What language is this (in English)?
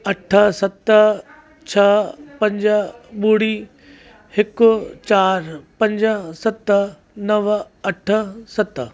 Sindhi